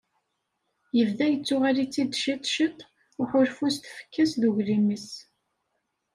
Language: Kabyle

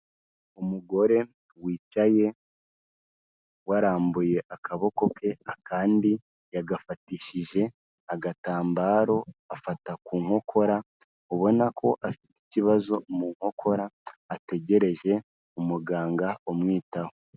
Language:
Kinyarwanda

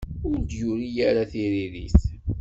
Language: Kabyle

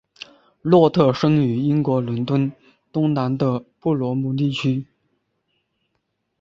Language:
Chinese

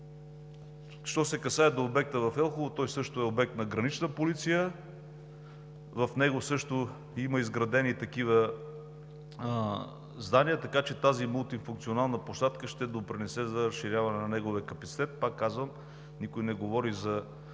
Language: Bulgarian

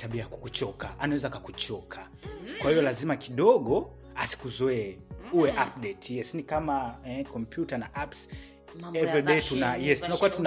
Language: Swahili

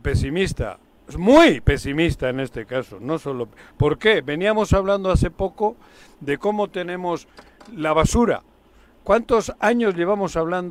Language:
Spanish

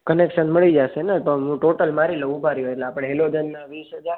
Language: Gujarati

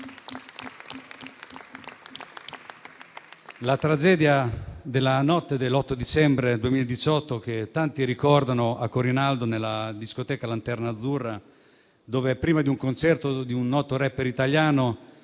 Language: Italian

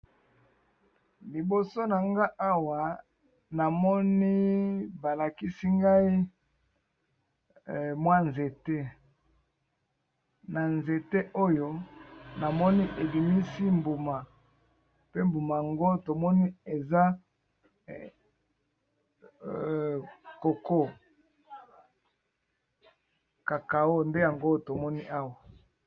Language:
Lingala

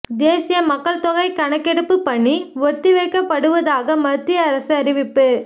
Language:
Tamil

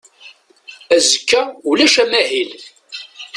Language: Kabyle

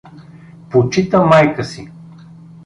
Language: Bulgarian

